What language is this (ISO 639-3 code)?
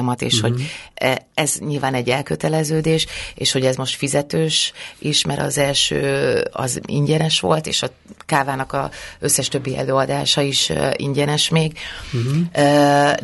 hun